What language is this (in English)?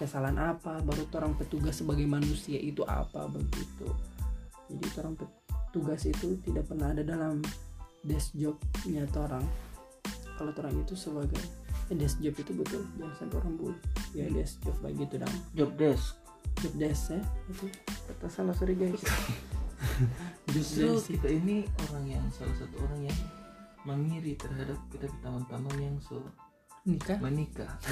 Indonesian